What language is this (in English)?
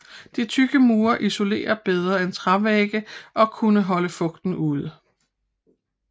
Danish